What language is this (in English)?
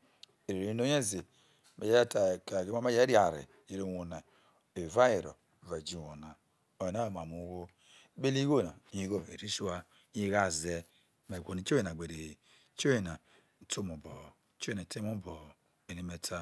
Isoko